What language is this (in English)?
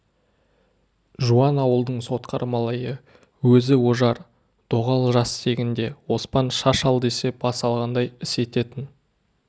Kazakh